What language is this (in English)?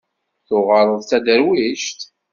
Kabyle